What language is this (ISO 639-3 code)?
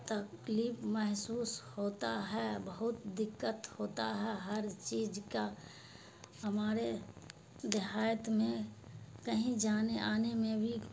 urd